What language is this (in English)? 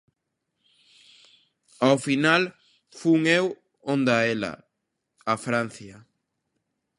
Galician